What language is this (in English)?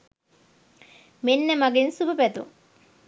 Sinhala